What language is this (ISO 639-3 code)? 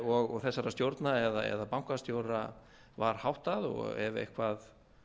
isl